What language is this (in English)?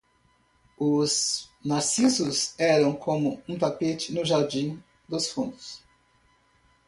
Portuguese